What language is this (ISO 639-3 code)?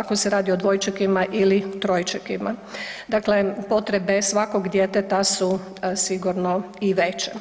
hrv